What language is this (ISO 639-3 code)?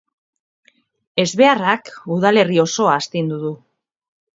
eus